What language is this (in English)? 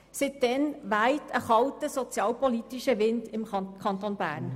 Swiss German